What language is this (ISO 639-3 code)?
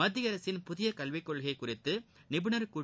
tam